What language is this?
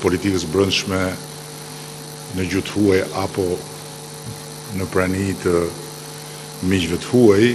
Romanian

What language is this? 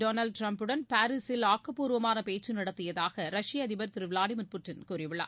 Tamil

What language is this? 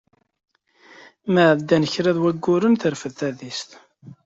Kabyle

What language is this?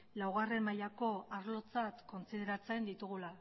Basque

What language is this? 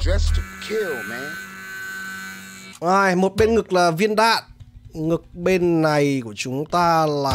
Vietnamese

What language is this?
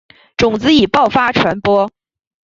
Chinese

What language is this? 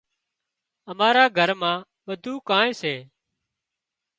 Wadiyara Koli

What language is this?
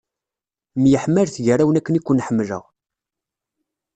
Kabyle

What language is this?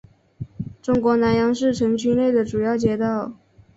Chinese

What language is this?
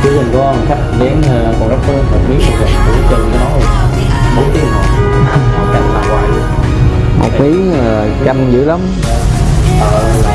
Vietnamese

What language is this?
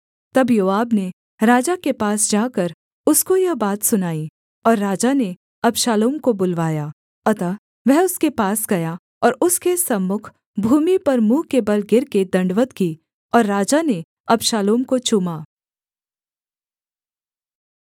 Hindi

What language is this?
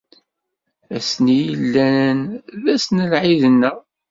Kabyle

